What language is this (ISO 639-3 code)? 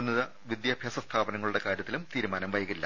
mal